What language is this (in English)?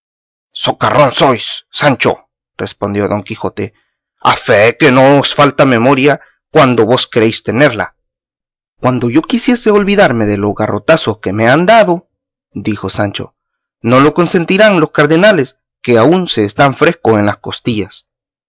Spanish